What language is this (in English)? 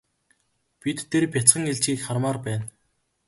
Mongolian